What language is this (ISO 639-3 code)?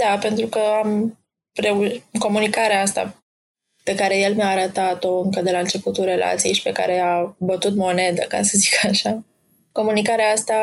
ron